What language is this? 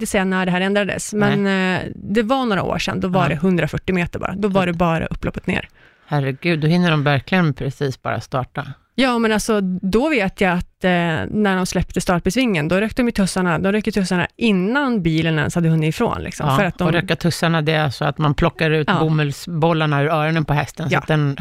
Swedish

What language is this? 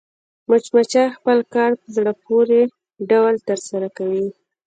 Pashto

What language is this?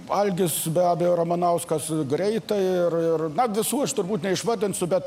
Lithuanian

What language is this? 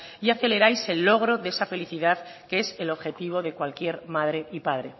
Spanish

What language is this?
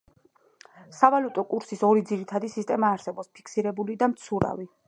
Georgian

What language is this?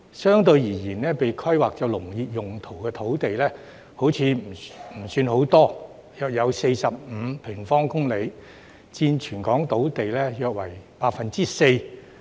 Cantonese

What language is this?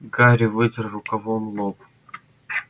Russian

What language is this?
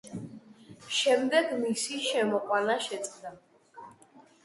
Georgian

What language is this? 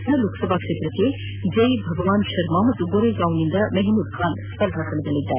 Kannada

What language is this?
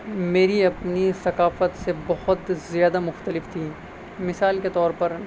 Urdu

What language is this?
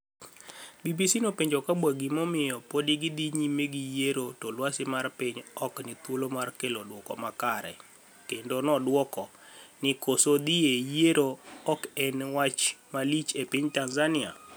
Luo (Kenya and Tanzania)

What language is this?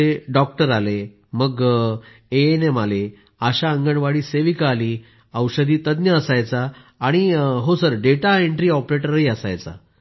Marathi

